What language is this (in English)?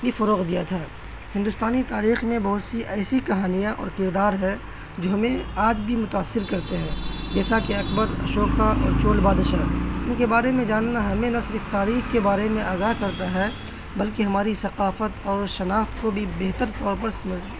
Urdu